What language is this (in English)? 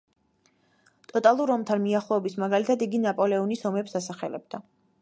Georgian